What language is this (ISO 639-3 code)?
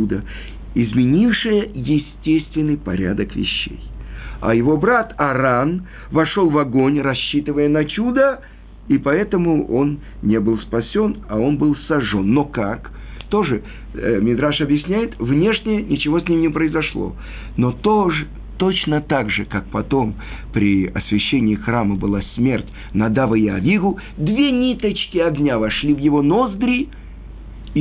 rus